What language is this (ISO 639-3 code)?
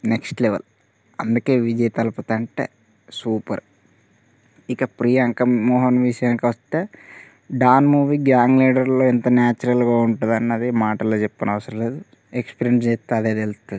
tel